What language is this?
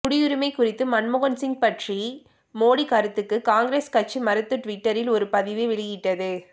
Tamil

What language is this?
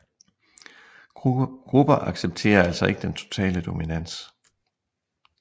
Danish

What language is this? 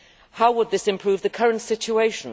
English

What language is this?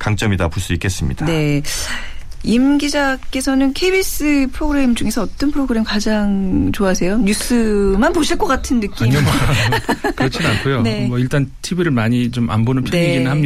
Korean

